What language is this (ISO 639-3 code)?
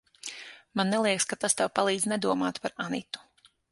lav